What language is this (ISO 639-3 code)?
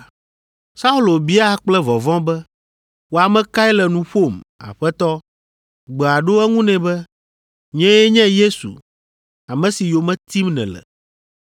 ewe